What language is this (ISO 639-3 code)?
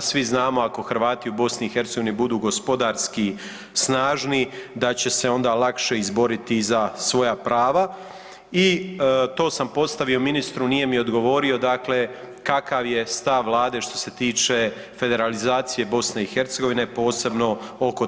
hrv